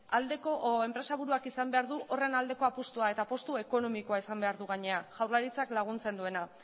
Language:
Basque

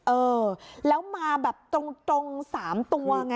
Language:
Thai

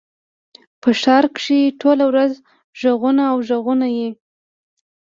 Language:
Pashto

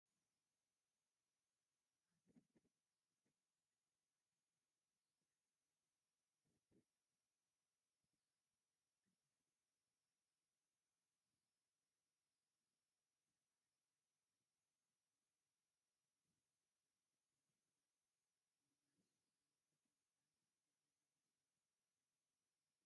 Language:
Tigrinya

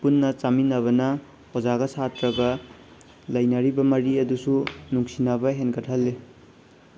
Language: Manipuri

